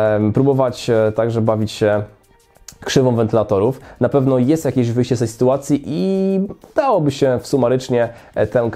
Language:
Polish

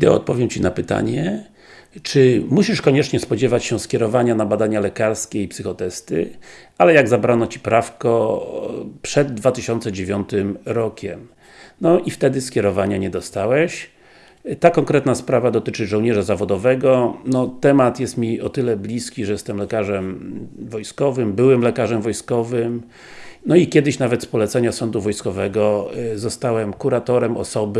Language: Polish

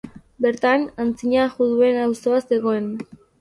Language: Basque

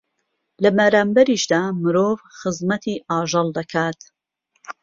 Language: Central Kurdish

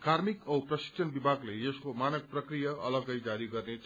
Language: Nepali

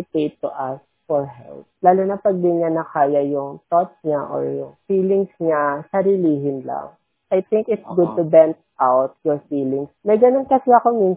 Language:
Filipino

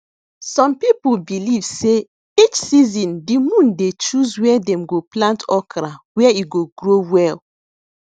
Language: Nigerian Pidgin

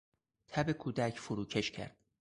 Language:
Persian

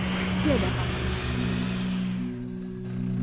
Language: Indonesian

